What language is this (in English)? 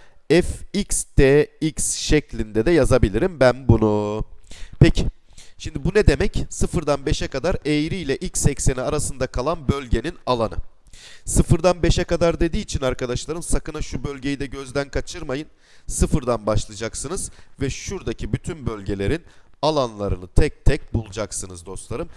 Turkish